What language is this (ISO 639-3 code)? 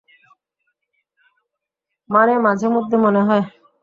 ben